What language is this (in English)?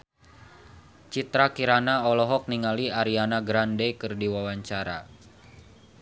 Sundanese